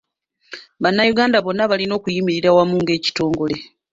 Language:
Ganda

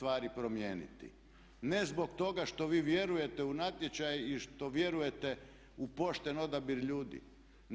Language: Croatian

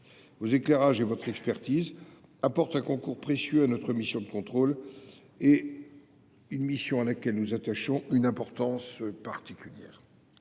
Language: French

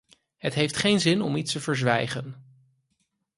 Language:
Dutch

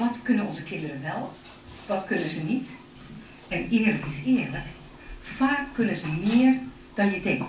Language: Dutch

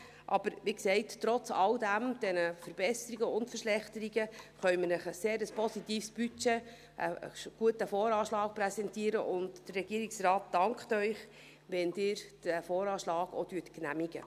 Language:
Swiss German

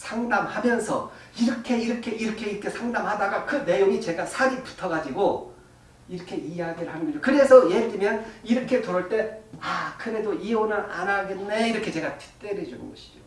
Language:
Korean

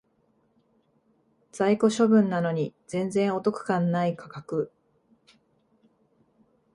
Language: Japanese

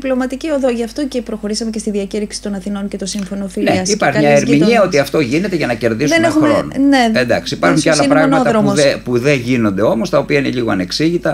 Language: Greek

